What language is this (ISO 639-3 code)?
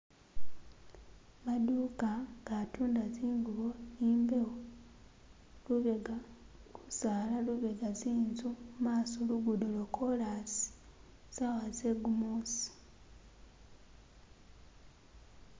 myx